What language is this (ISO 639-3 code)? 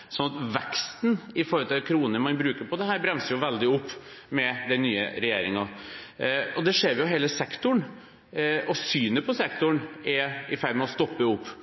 nob